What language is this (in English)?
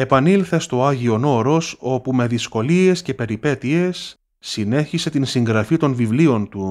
Greek